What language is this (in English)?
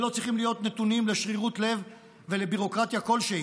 Hebrew